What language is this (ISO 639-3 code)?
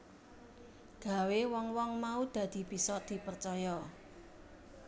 jav